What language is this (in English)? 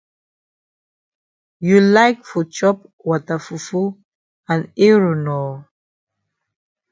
Cameroon Pidgin